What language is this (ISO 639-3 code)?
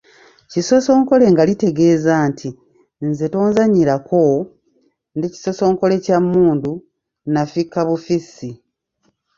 lug